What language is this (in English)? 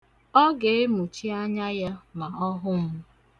Igbo